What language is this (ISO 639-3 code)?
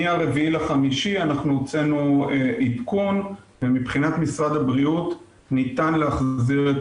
heb